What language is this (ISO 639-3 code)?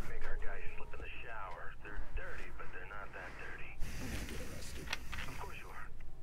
ron